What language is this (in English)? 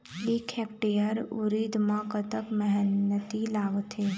Chhattisgarhi